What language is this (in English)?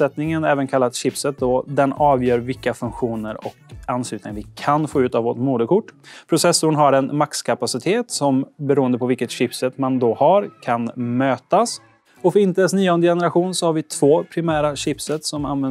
Swedish